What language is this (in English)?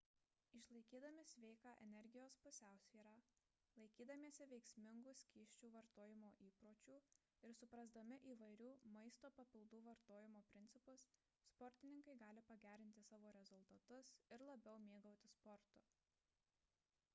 Lithuanian